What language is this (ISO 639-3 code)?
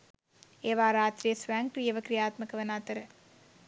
sin